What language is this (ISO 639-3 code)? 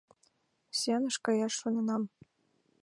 chm